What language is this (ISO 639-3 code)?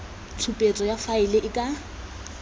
tsn